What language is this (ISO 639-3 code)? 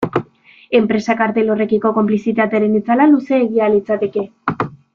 eus